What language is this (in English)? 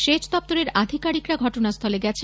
Bangla